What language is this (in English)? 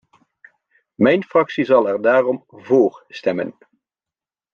Dutch